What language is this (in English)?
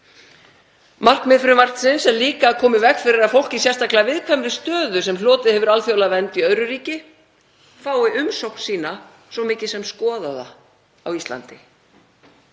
Icelandic